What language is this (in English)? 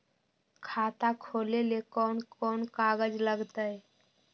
Magahi